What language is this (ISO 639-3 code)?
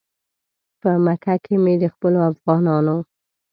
pus